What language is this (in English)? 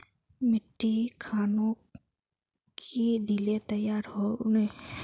Magahi